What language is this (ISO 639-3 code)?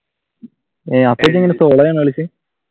mal